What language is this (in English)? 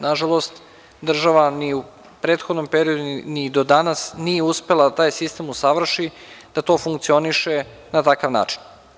Serbian